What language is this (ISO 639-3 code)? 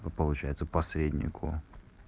rus